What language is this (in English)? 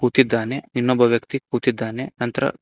Kannada